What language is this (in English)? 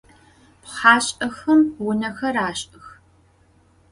Adyghe